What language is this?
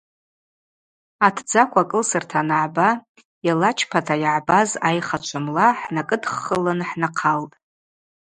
Abaza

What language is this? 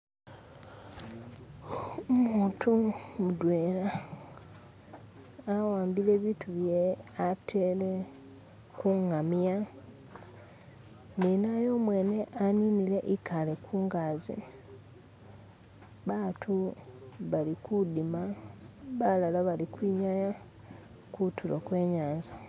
Masaaba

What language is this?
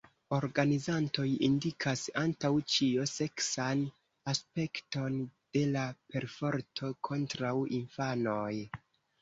Esperanto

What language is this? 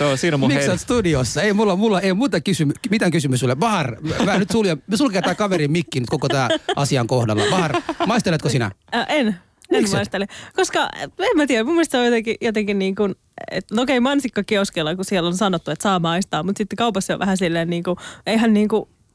Finnish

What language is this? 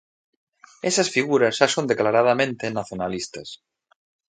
Galician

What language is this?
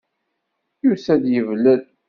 Kabyle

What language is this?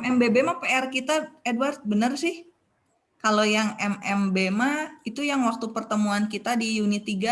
Indonesian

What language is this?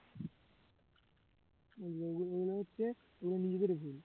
Bangla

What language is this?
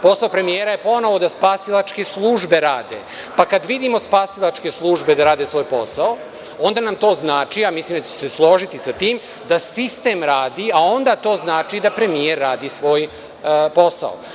Serbian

